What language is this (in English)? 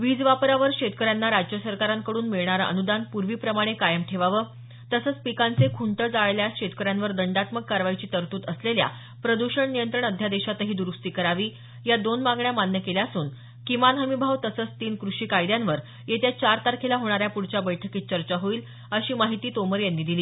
Marathi